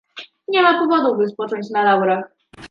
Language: Polish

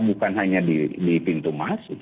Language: Indonesian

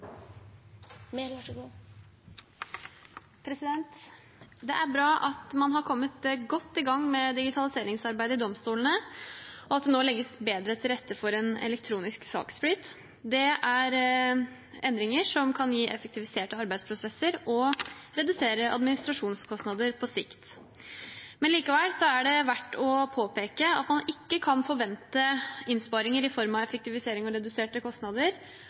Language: Norwegian Bokmål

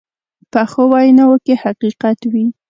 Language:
Pashto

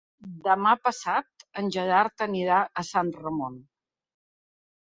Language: Catalan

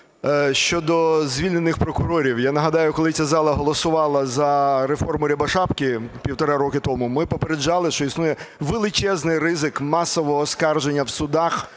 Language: Ukrainian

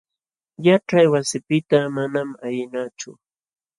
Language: Jauja Wanca Quechua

